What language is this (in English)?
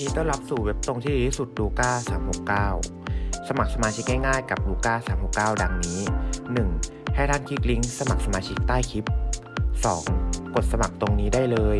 Thai